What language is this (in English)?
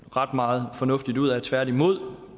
Danish